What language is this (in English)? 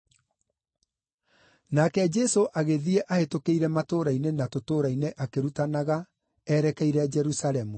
Kikuyu